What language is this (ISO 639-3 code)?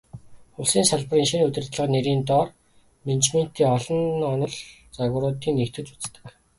mon